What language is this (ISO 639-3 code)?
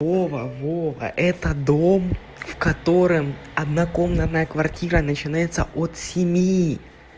rus